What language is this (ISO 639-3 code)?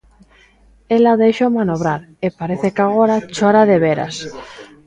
glg